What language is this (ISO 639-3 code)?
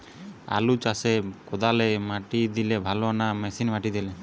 ben